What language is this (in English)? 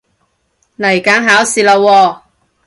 Cantonese